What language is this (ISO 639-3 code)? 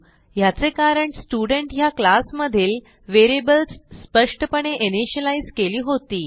mar